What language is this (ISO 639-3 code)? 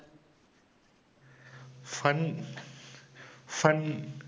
tam